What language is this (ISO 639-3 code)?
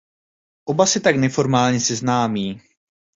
ces